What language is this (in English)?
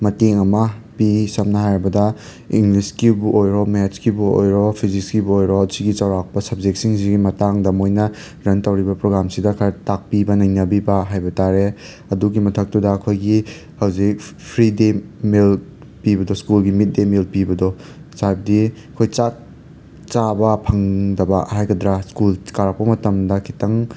Manipuri